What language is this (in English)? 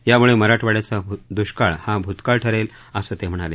Marathi